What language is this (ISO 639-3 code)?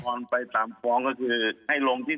tha